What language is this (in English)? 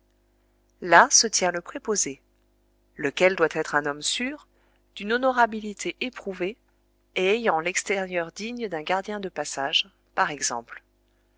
French